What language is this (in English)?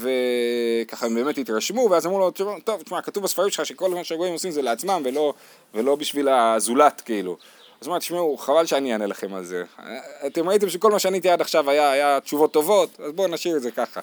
Hebrew